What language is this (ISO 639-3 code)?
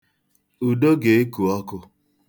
ibo